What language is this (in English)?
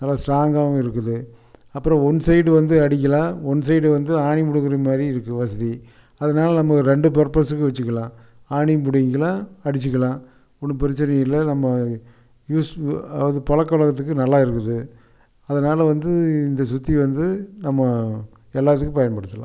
Tamil